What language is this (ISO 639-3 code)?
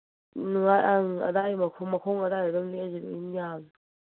mni